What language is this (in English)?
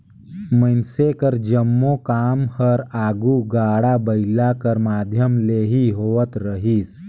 Chhattisgarhi